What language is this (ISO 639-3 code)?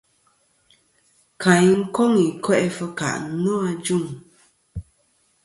bkm